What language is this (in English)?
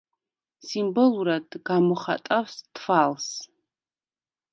Georgian